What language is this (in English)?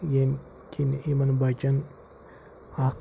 Kashmiri